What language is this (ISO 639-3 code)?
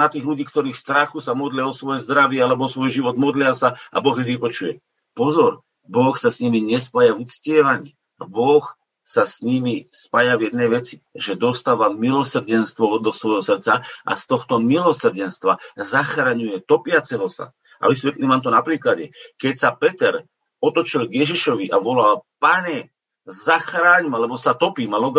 slk